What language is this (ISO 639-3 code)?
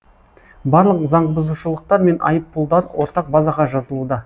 kaz